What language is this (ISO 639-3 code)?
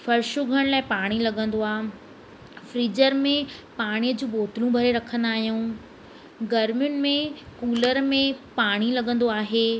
snd